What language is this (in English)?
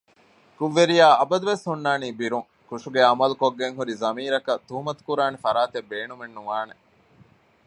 Divehi